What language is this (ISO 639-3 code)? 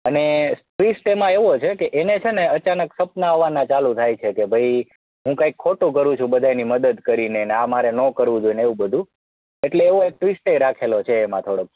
guj